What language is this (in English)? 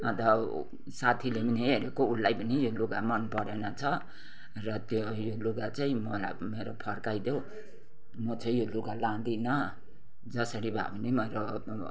Nepali